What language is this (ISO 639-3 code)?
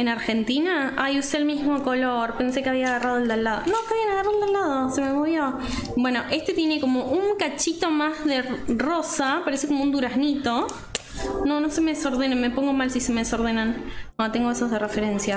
spa